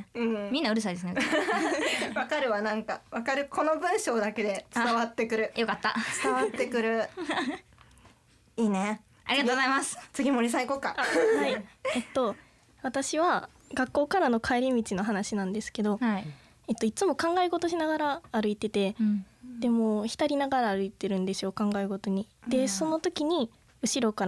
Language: Japanese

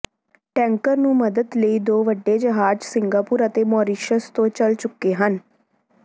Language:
Punjabi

